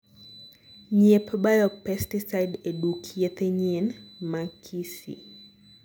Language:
Luo (Kenya and Tanzania)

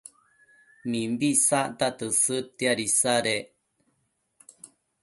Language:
Matsés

